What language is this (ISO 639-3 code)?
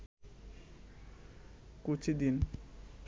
ben